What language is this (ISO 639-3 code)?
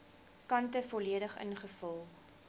afr